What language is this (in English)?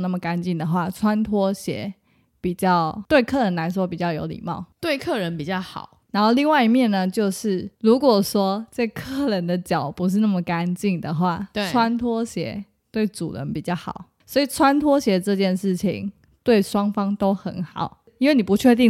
Chinese